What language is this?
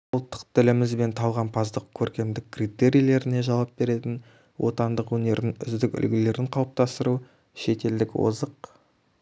Kazakh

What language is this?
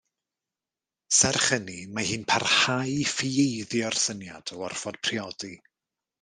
Welsh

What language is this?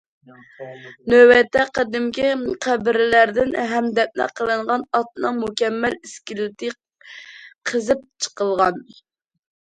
Uyghur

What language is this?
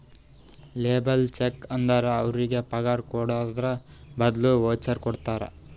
Kannada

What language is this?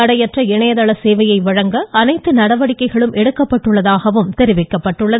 Tamil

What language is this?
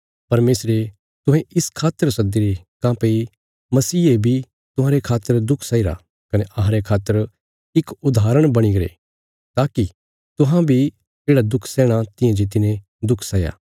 Bilaspuri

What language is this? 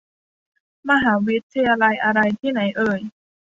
Thai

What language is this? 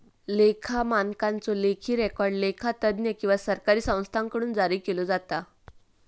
Marathi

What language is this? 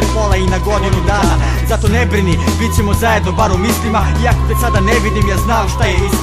Romanian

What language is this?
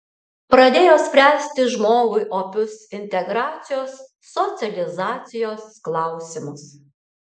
Lithuanian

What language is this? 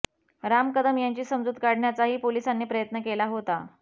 Marathi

